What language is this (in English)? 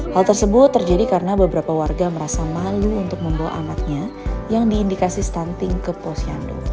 Indonesian